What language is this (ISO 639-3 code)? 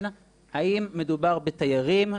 heb